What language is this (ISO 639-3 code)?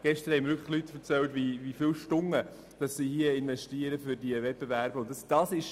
gsw